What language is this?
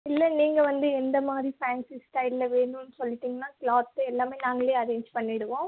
Tamil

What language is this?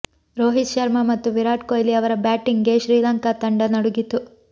Kannada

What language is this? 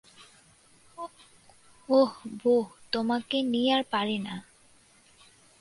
Bangla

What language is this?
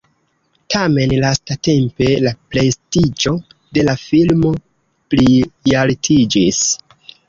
Esperanto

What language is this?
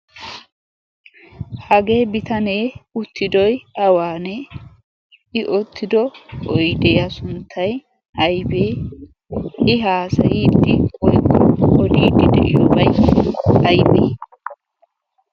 Wolaytta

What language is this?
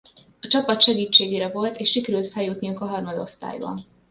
Hungarian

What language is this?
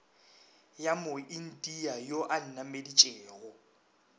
Northern Sotho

